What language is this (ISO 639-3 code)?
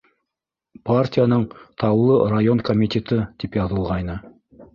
bak